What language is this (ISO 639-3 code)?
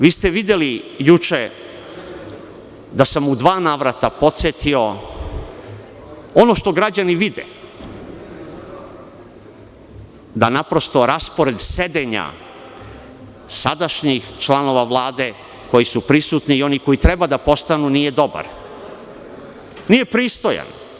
srp